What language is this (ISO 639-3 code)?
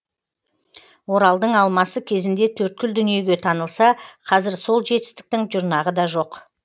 kaz